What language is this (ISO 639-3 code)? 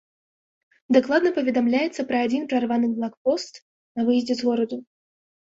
bel